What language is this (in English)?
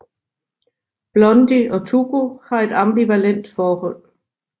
Danish